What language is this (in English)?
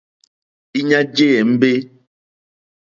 Mokpwe